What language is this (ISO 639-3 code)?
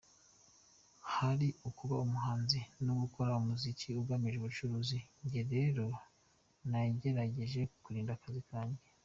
kin